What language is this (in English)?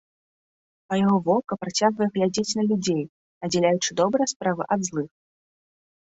Belarusian